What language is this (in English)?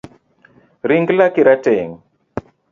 Luo (Kenya and Tanzania)